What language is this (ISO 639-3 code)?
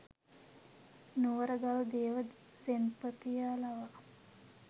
sin